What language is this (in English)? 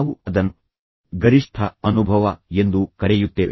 Kannada